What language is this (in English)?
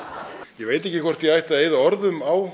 Icelandic